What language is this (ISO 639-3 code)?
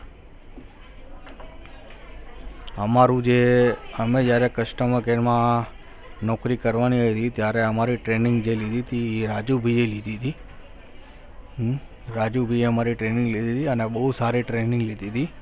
guj